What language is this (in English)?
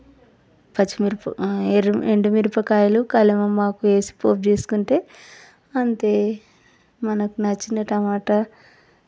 Telugu